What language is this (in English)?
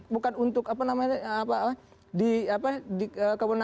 Indonesian